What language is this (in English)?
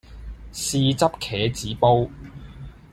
Cantonese